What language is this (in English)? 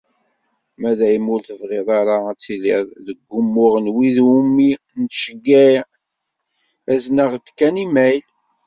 Kabyle